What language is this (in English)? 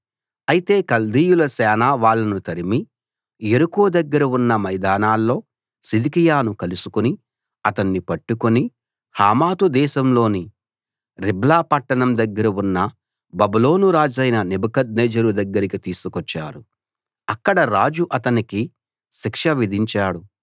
Telugu